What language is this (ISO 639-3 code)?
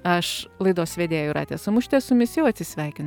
lit